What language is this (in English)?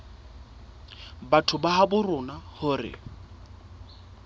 Southern Sotho